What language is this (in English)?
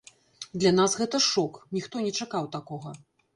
Belarusian